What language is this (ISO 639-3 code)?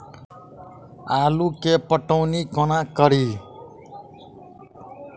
mai